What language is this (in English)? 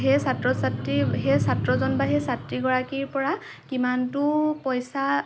Assamese